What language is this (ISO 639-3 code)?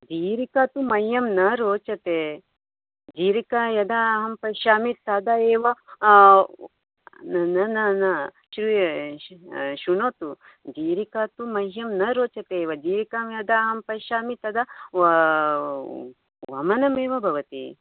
san